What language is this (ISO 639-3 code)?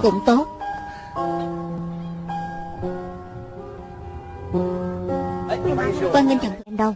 vie